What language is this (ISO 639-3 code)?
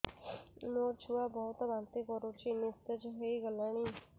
ori